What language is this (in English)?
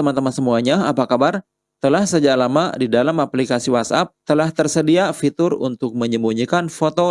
Indonesian